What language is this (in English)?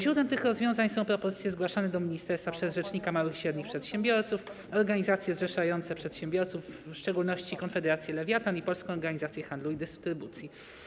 Polish